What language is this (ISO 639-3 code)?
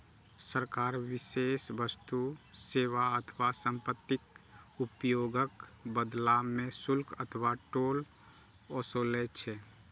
mai